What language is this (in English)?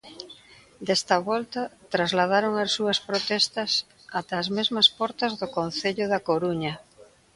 Galician